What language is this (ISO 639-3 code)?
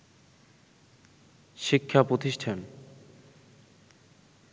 ben